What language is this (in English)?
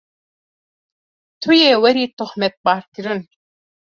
Kurdish